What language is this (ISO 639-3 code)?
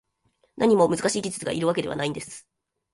jpn